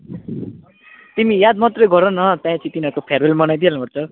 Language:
Nepali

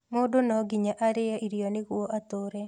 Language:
Kikuyu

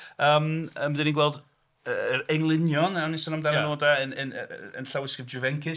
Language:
Welsh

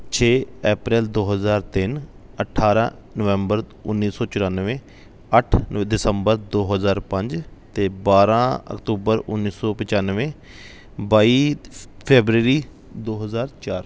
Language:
Punjabi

